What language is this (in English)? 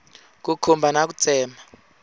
Tsonga